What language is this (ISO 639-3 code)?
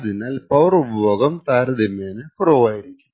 mal